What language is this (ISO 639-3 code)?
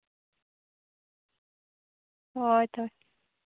sat